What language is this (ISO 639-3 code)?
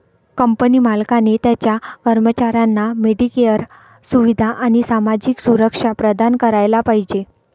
mar